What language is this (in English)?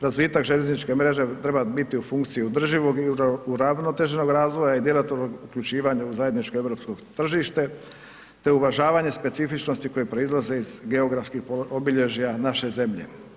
Croatian